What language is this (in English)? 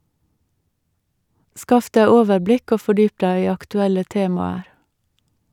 Norwegian